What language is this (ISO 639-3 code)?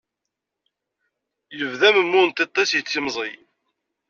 kab